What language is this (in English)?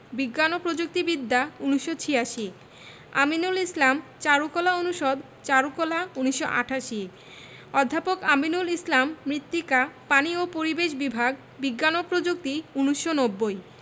Bangla